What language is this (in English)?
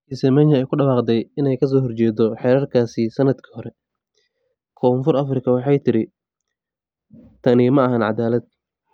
Somali